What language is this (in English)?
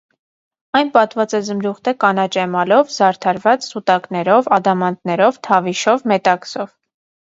Armenian